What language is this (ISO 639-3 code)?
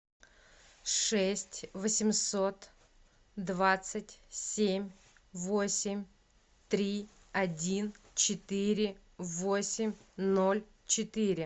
rus